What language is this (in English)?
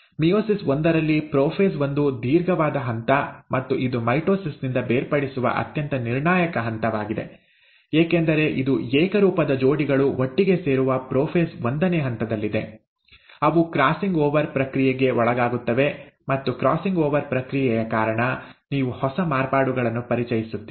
Kannada